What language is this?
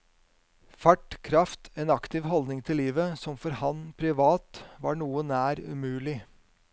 Norwegian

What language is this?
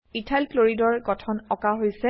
Assamese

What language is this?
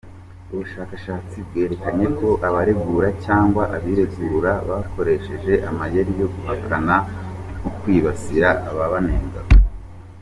Kinyarwanda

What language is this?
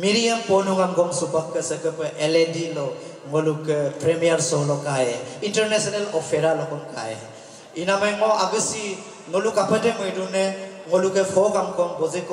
Romanian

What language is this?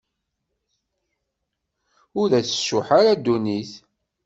Kabyle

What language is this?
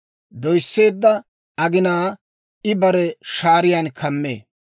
Dawro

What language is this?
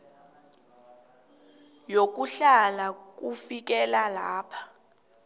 South Ndebele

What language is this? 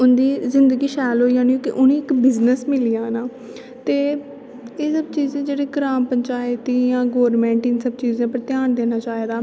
Dogri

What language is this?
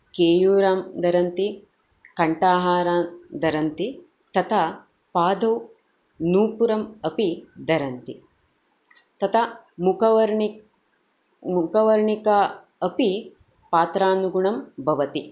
Sanskrit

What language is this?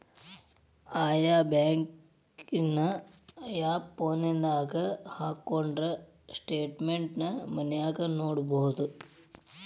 Kannada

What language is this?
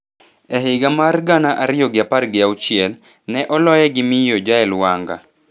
Luo (Kenya and Tanzania)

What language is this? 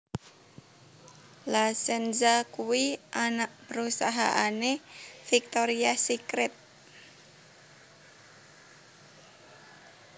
Javanese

